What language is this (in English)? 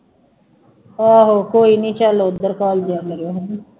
Punjabi